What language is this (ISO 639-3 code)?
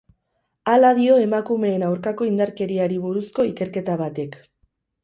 eus